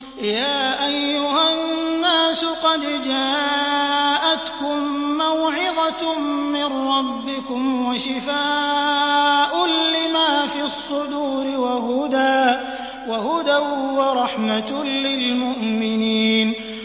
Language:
Arabic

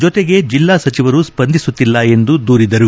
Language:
Kannada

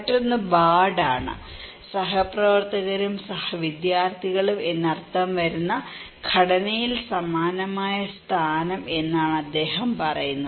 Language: Malayalam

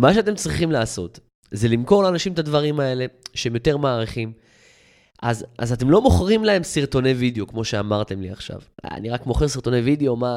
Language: Hebrew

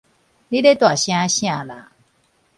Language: Min Nan Chinese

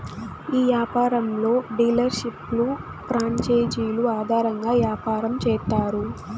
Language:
Telugu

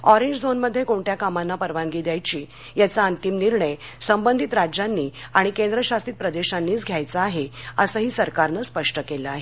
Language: Marathi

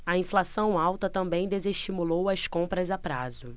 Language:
Portuguese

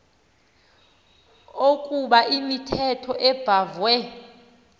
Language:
Xhosa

